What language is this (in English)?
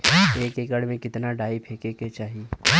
Bhojpuri